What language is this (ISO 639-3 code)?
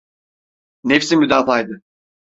tur